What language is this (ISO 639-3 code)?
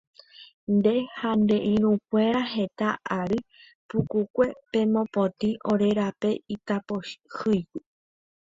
grn